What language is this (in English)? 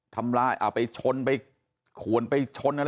Thai